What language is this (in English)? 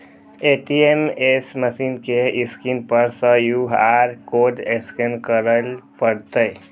Maithili